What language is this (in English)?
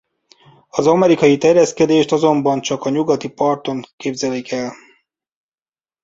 Hungarian